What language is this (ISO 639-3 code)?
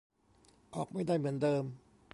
tha